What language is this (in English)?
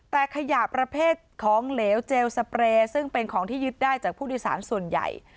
Thai